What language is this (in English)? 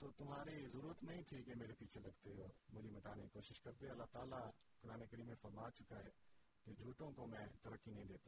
Urdu